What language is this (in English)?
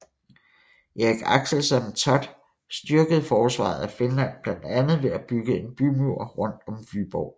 Danish